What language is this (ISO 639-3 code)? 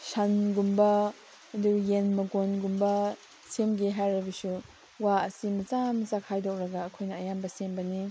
mni